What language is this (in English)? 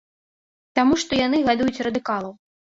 Belarusian